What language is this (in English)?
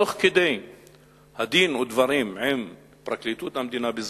Hebrew